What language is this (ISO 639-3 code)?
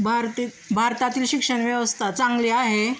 mar